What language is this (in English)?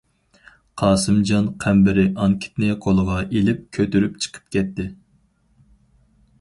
Uyghur